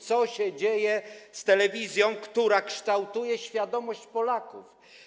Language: Polish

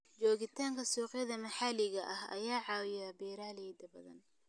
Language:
Somali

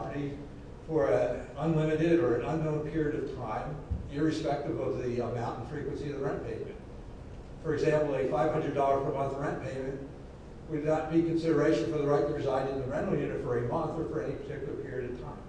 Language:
English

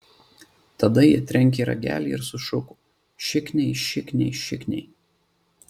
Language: Lithuanian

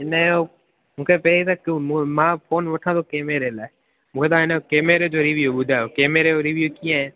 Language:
Sindhi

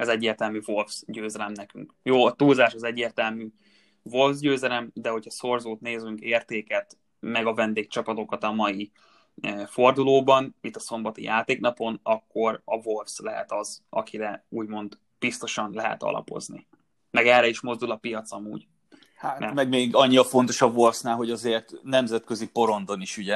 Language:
Hungarian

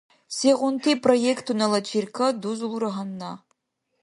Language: Dargwa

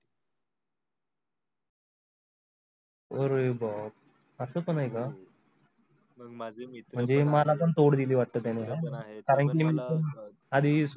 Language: Marathi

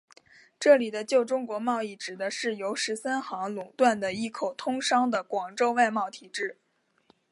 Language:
Chinese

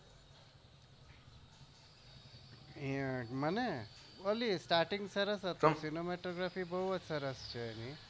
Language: Gujarati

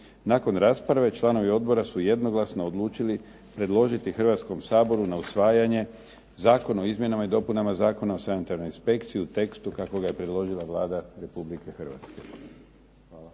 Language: Croatian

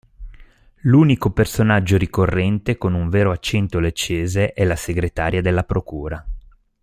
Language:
Italian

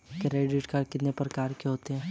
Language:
Hindi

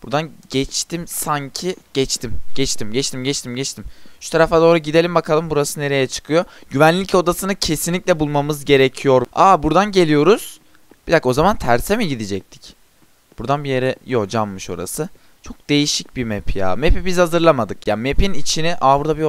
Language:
Turkish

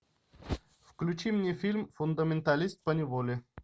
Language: Russian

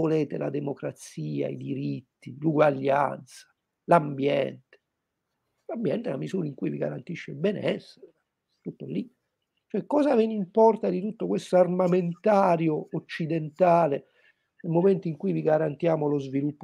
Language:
Italian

